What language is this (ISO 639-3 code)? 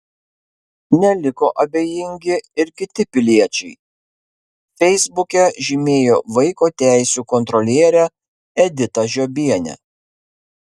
lit